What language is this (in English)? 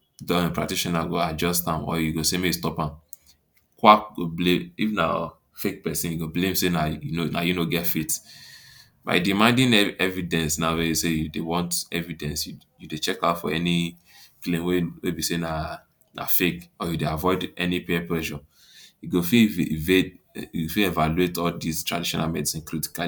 Nigerian Pidgin